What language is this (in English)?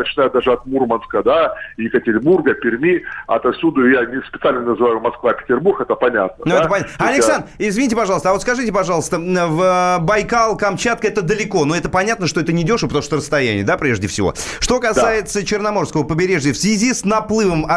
Russian